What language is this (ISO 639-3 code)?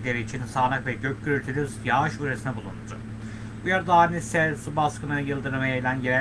tur